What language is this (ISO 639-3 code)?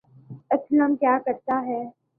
urd